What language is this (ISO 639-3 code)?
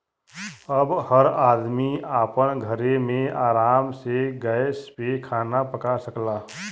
bho